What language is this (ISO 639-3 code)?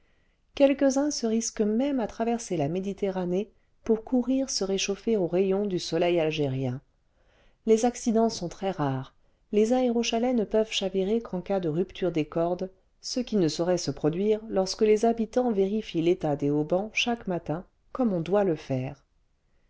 fra